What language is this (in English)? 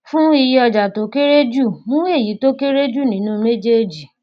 Yoruba